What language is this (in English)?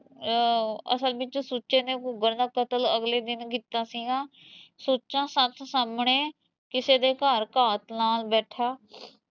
Punjabi